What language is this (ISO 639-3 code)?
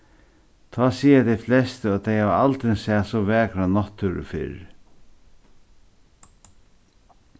fao